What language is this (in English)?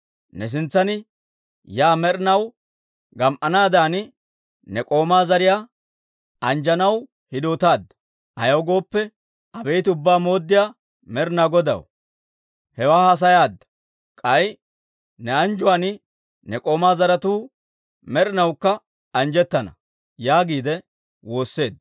Dawro